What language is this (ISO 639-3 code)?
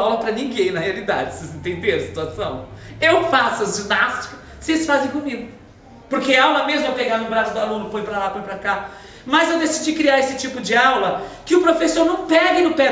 por